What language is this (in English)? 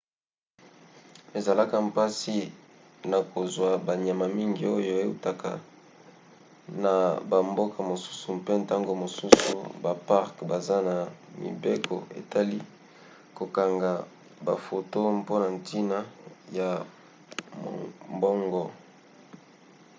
Lingala